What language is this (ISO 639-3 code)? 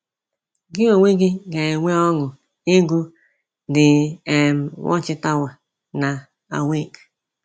ibo